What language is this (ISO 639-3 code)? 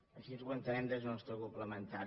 cat